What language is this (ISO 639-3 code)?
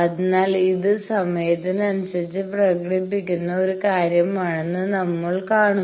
mal